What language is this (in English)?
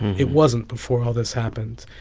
English